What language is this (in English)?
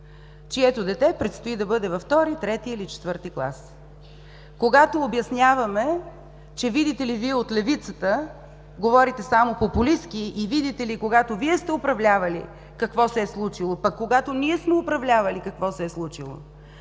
Bulgarian